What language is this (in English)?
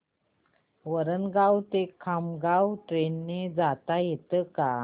Marathi